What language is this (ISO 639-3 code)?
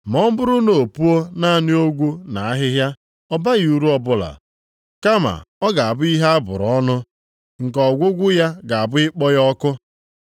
ibo